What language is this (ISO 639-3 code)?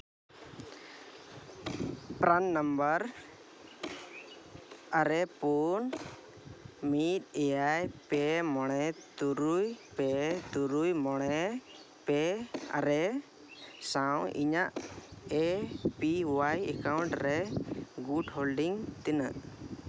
sat